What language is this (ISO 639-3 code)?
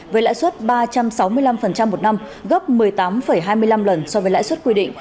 vie